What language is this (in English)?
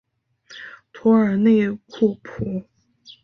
Chinese